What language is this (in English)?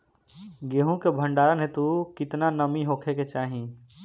Bhojpuri